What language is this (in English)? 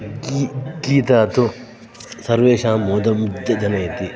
Sanskrit